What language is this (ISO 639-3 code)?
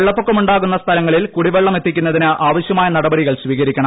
mal